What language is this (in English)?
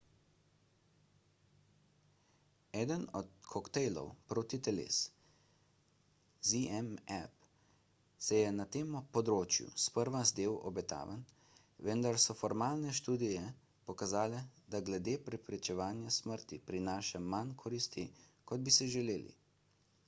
Slovenian